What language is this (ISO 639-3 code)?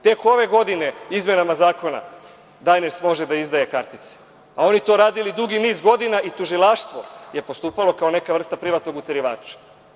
srp